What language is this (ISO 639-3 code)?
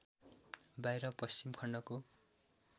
nep